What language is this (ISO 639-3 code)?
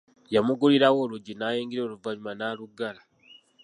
lug